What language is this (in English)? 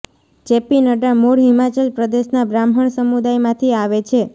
Gujarati